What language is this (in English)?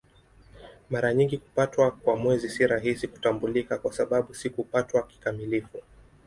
Swahili